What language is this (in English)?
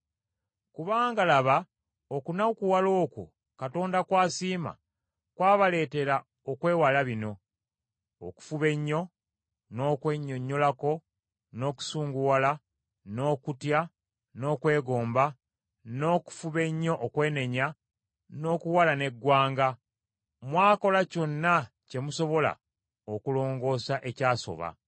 Ganda